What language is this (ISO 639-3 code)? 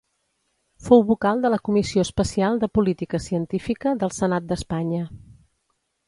cat